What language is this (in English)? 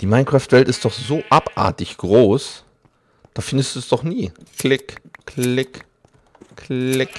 German